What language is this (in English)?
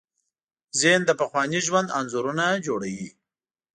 Pashto